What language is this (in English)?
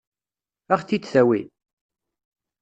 Kabyle